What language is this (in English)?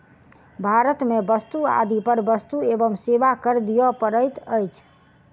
Maithili